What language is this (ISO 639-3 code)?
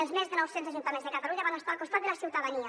cat